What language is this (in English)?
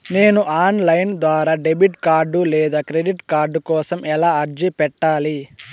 Telugu